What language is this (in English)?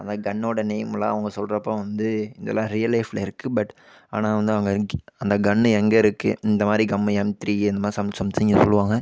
Tamil